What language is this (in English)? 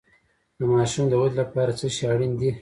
Pashto